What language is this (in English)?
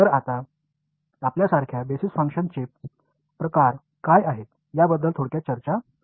Marathi